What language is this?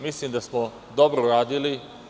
Serbian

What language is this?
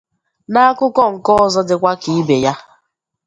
Igbo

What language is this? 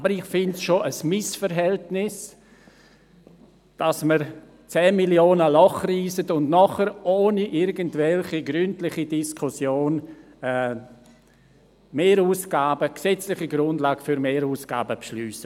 Swiss German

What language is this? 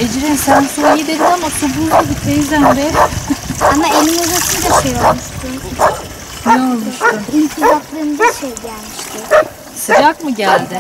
Turkish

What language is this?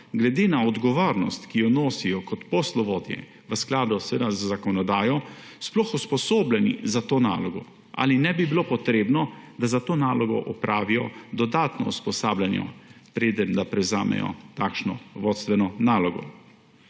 Slovenian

